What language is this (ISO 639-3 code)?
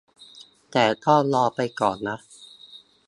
tha